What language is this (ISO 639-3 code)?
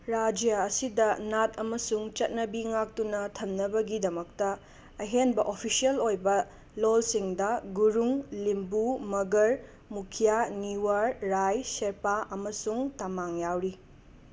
mni